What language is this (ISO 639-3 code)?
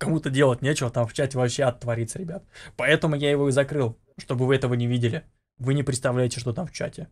rus